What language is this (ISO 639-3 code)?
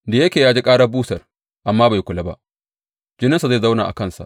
hau